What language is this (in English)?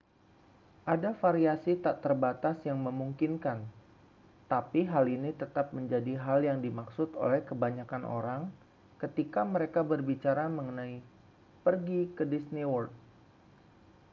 Indonesian